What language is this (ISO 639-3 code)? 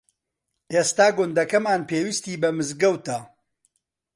ckb